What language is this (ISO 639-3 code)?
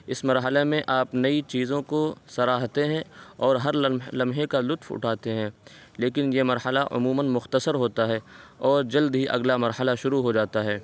urd